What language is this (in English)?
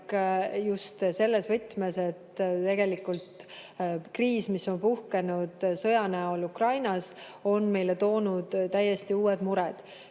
Estonian